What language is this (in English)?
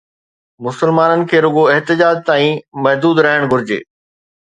Sindhi